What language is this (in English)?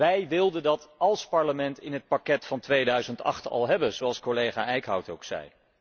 Dutch